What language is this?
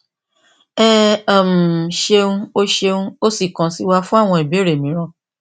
Yoruba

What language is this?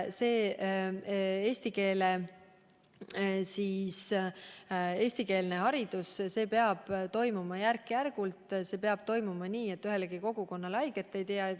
Estonian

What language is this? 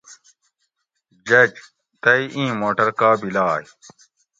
Gawri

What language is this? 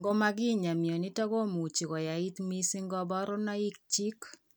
Kalenjin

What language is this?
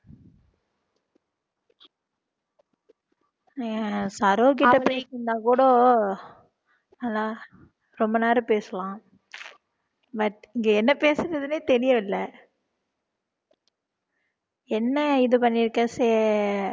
Tamil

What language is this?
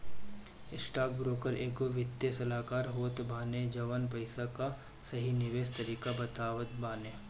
Bhojpuri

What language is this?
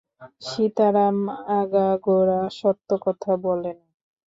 Bangla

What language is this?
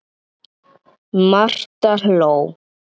Icelandic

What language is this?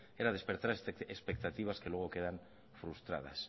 Spanish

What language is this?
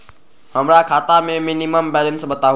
Magahi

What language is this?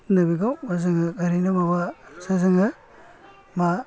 Bodo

